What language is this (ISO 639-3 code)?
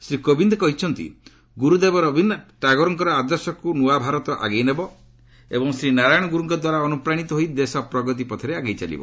ori